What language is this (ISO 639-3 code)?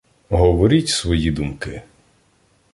ukr